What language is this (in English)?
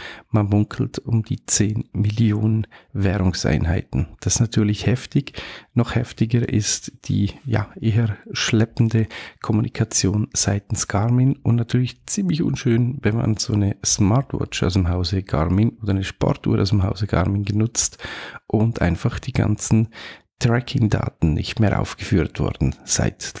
German